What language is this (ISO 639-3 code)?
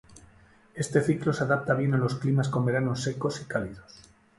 spa